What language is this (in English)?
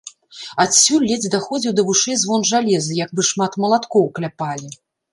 Belarusian